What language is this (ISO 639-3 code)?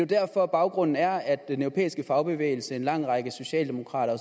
dan